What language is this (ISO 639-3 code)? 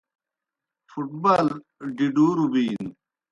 plk